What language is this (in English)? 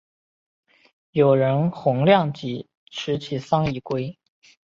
Chinese